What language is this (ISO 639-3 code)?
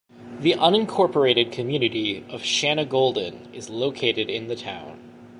eng